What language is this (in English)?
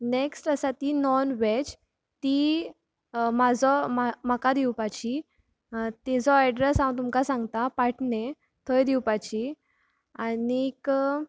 Konkani